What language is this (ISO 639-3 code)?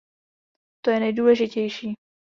ces